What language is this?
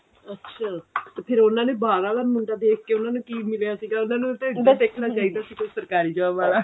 Punjabi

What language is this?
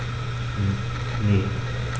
German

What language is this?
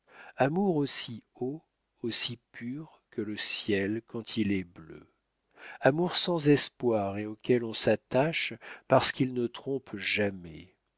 French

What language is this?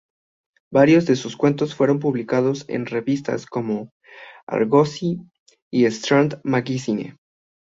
Spanish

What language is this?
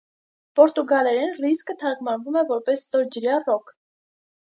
Armenian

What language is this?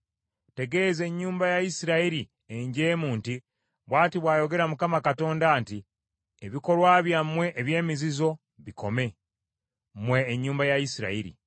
Ganda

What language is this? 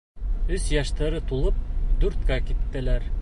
Bashkir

